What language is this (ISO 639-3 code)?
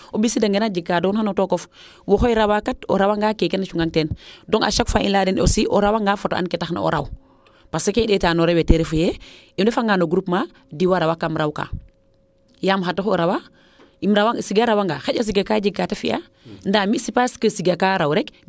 srr